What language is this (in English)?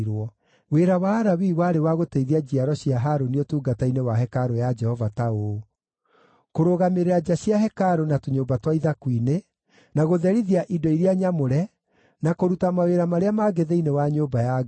Kikuyu